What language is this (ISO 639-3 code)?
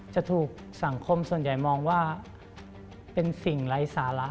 tha